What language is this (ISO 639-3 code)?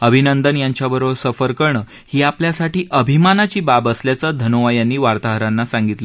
mar